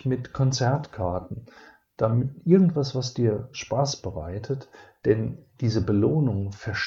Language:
German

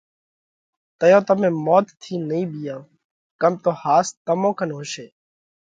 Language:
Parkari Koli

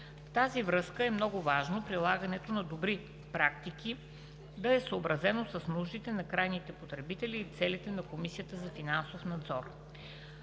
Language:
Bulgarian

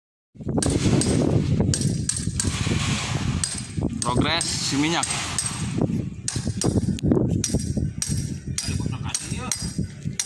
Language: Indonesian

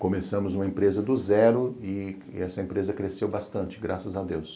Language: Portuguese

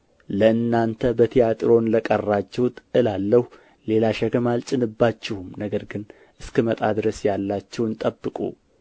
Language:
Amharic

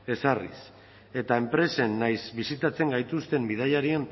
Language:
Basque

